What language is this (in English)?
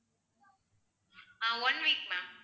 Tamil